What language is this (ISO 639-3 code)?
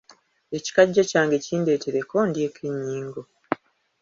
lug